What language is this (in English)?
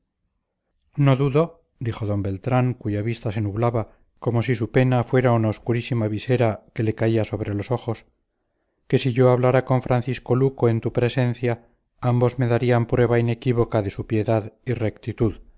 Spanish